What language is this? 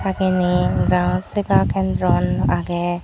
Chakma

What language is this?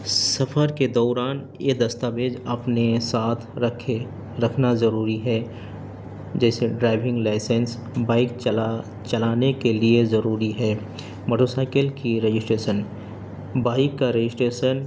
Urdu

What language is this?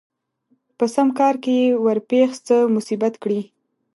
Pashto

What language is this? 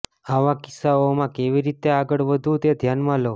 Gujarati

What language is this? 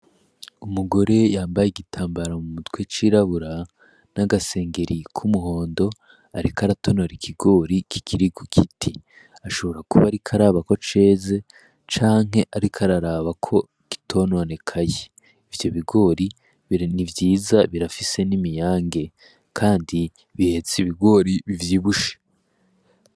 Rundi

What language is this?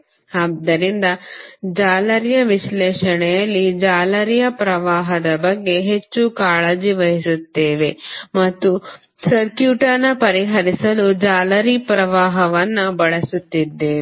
Kannada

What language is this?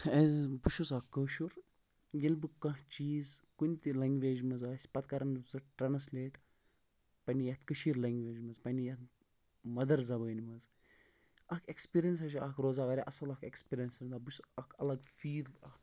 Kashmiri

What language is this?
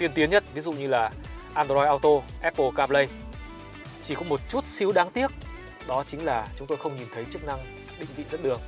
Vietnamese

